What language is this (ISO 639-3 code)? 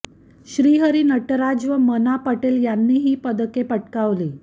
mar